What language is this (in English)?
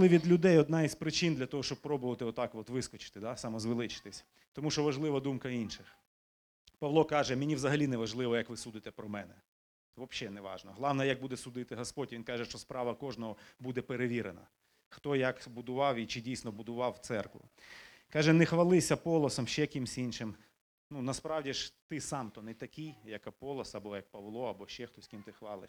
Ukrainian